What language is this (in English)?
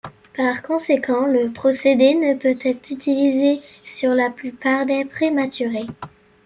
French